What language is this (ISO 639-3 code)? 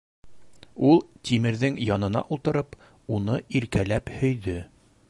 bak